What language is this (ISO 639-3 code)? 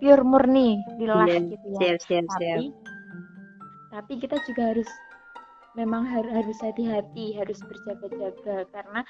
ind